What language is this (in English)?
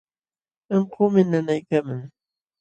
Jauja Wanca Quechua